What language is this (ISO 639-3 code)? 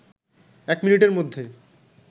ben